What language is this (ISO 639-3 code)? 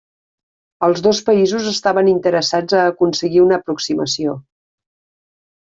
cat